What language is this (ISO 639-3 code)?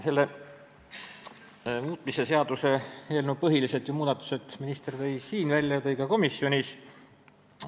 est